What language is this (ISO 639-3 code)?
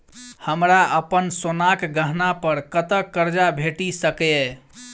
mai